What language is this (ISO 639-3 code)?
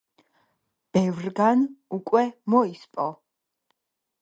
kat